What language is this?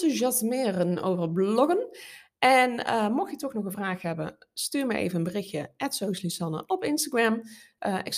Dutch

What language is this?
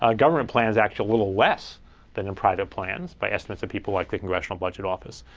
English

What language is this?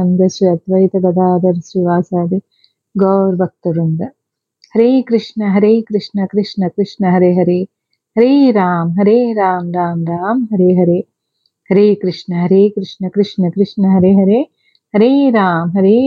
Telugu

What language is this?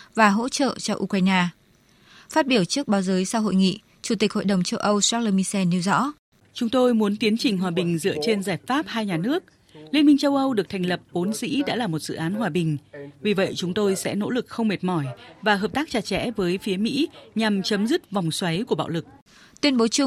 Vietnamese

